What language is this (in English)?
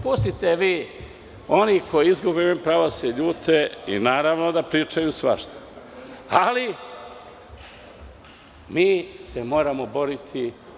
Serbian